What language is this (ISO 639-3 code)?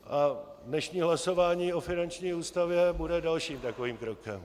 ces